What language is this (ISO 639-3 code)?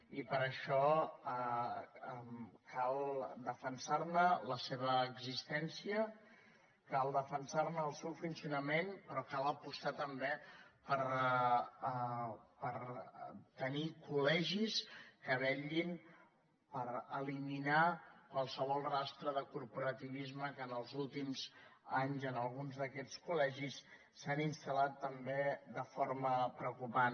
cat